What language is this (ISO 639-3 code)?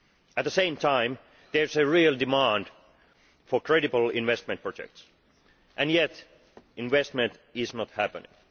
eng